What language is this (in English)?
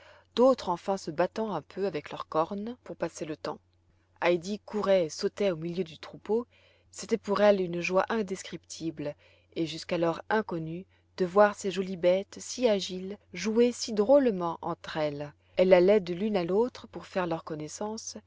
French